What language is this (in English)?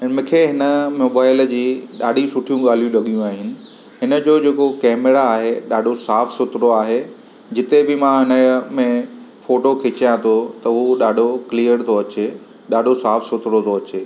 Sindhi